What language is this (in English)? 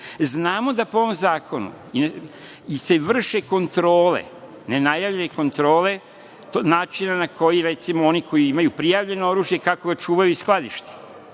Serbian